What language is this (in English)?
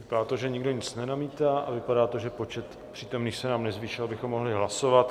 Czech